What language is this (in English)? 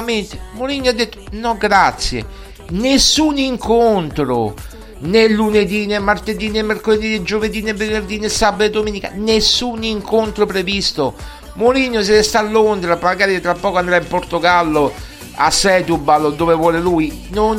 Italian